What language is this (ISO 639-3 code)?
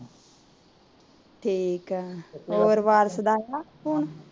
pan